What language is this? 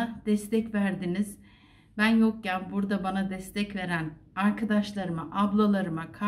Turkish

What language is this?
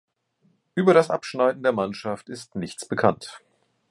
German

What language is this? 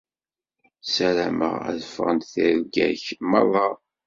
Kabyle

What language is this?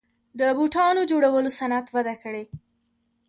Pashto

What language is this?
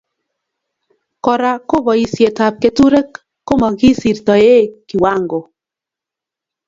Kalenjin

